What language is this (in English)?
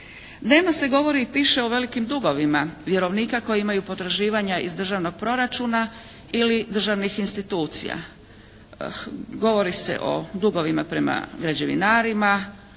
Croatian